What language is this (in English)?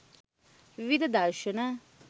Sinhala